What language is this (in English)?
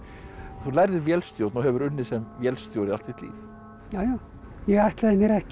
Icelandic